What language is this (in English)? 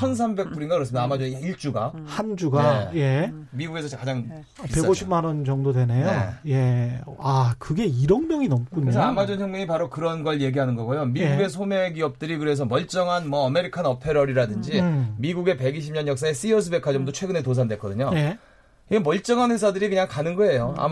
Korean